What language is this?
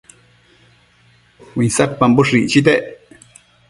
Matsés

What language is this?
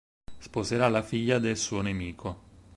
Italian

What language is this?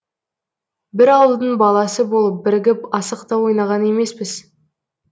Kazakh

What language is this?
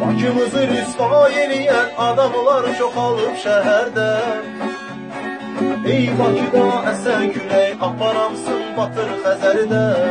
Turkish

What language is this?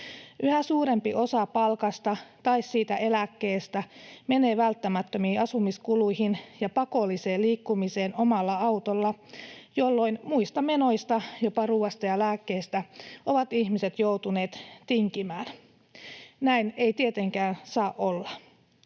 Finnish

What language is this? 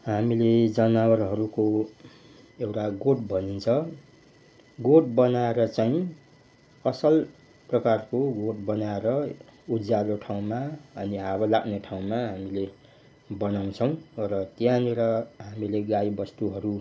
Nepali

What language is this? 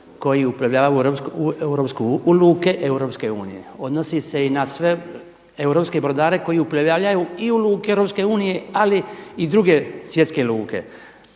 Croatian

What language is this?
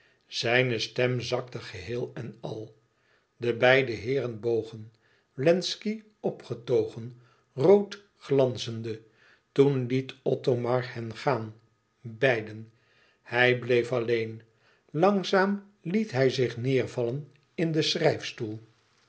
Dutch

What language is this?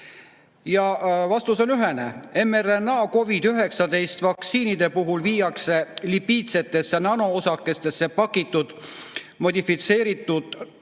Estonian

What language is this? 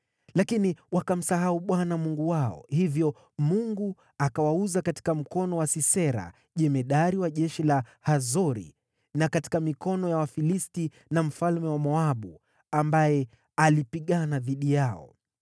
Swahili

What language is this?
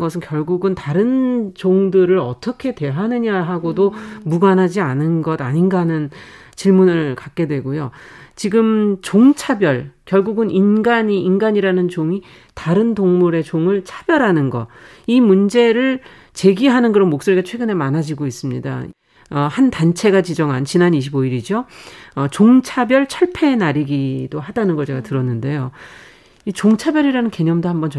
Korean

